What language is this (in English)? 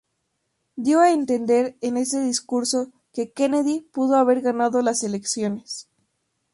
Spanish